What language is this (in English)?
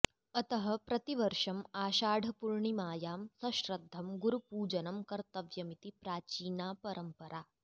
Sanskrit